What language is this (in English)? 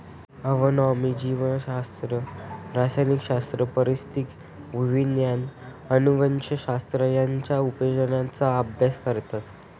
Marathi